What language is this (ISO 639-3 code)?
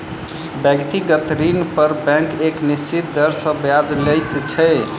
mai